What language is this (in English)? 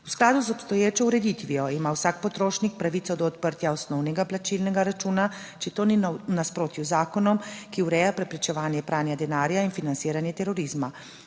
Slovenian